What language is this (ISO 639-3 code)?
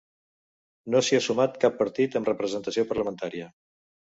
cat